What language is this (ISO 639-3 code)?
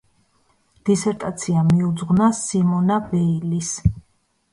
kat